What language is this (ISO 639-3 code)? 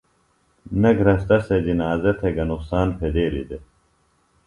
phl